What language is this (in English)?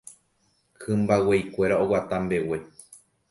Guarani